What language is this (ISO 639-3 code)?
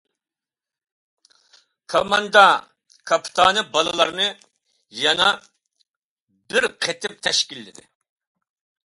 uig